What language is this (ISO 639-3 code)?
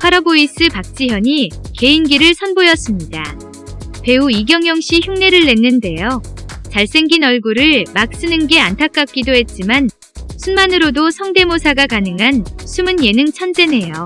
kor